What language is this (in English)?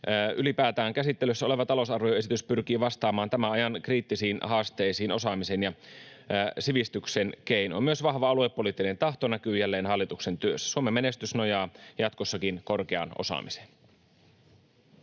Finnish